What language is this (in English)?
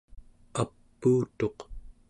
Central Yupik